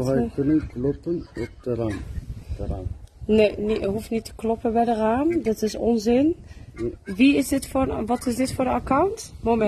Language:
Dutch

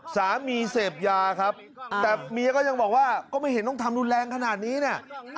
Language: Thai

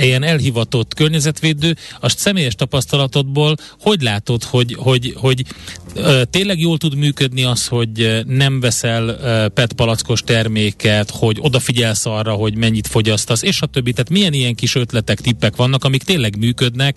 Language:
Hungarian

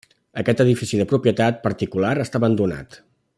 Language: Catalan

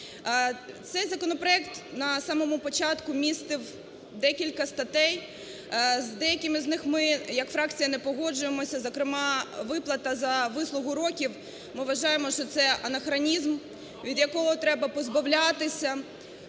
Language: Ukrainian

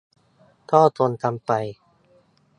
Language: Thai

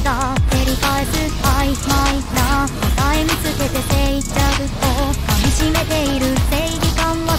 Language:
Japanese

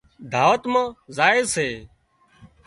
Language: Wadiyara Koli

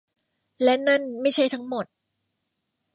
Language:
Thai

